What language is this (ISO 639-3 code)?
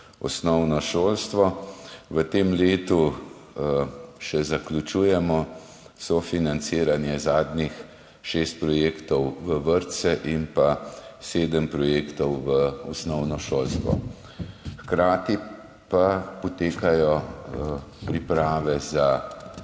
slv